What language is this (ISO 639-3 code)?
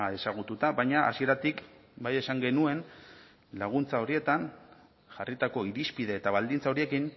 eus